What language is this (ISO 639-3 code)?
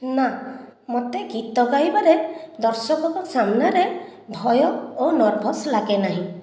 ori